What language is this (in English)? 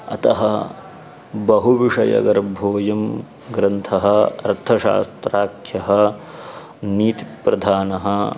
Sanskrit